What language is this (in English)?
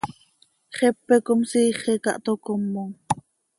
Seri